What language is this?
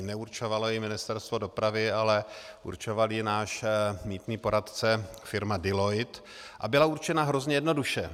Czech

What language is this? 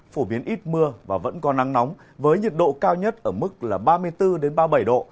Vietnamese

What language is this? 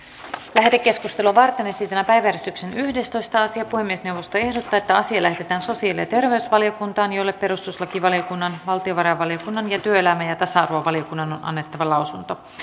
Finnish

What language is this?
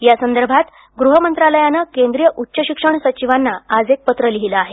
Marathi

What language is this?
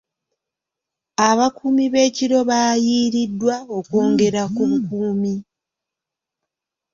Ganda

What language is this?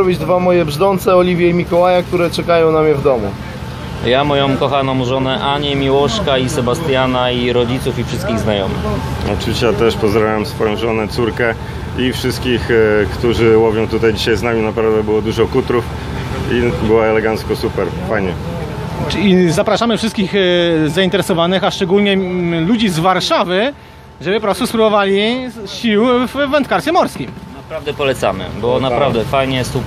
Polish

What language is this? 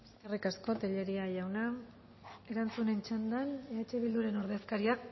Basque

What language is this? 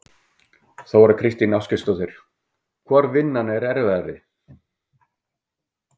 Icelandic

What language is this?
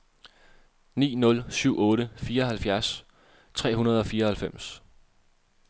Danish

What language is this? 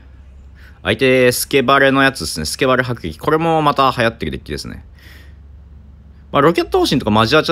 Japanese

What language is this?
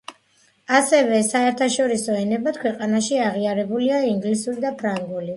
Georgian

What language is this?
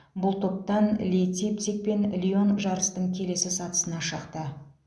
Kazakh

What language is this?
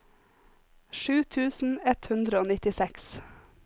Norwegian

